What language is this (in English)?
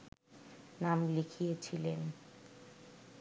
Bangla